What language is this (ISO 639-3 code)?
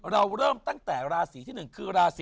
tha